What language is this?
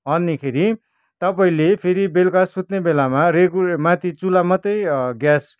Nepali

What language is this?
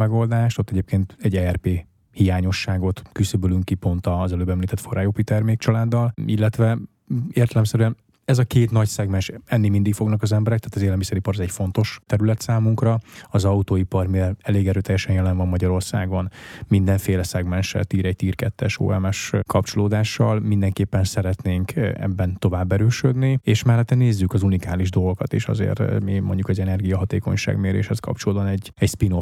Hungarian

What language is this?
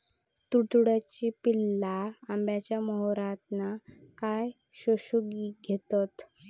Marathi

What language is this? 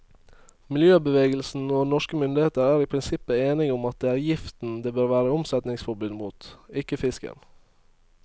Norwegian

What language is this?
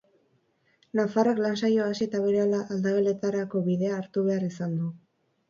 Basque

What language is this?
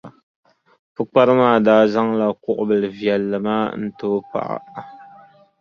Dagbani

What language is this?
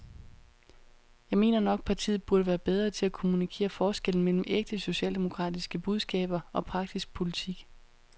Danish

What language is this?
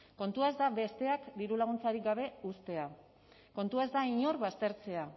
Basque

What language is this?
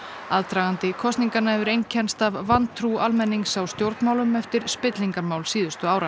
Icelandic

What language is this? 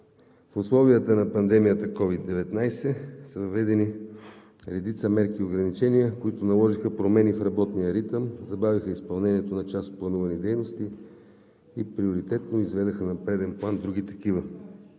Bulgarian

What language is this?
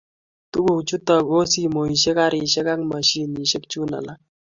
Kalenjin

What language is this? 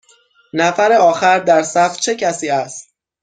Persian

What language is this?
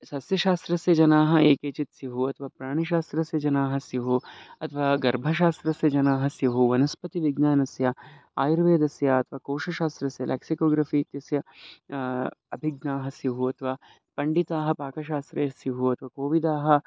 Sanskrit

